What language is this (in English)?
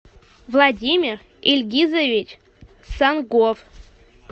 Russian